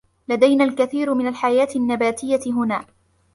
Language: Arabic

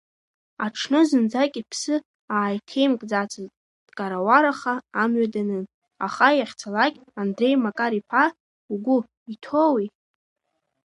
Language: Abkhazian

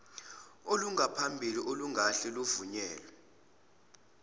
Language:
Zulu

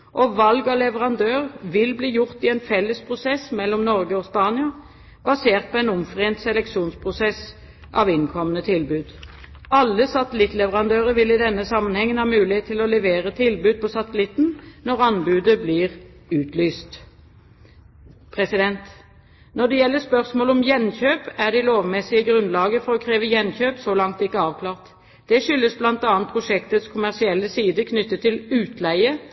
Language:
Norwegian Bokmål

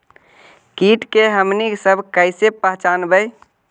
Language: Magahi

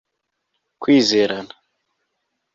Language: Kinyarwanda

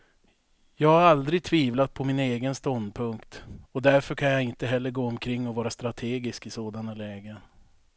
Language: Swedish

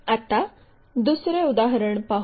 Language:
Marathi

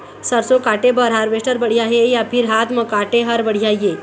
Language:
Chhattisgarhi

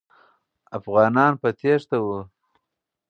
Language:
Pashto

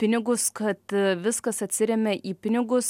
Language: Lithuanian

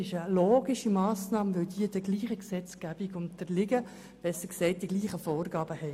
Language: Swiss German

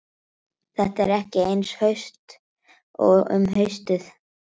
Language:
Icelandic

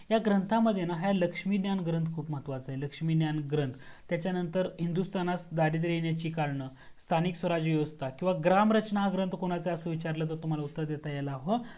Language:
Marathi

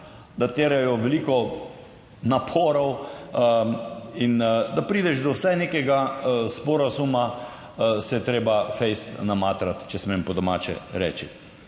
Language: Slovenian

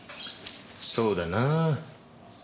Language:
Japanese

